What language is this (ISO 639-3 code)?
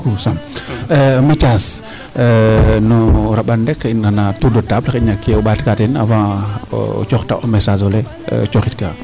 srr